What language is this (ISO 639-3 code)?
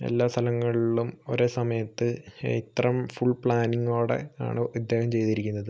mal